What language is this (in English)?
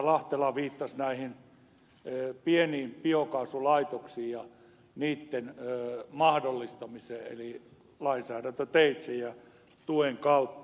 Finnish